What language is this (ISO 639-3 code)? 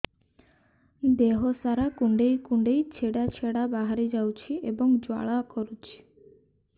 ori